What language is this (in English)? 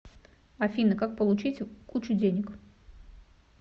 Russian